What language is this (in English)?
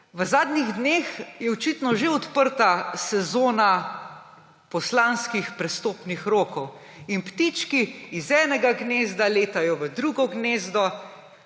Slovenian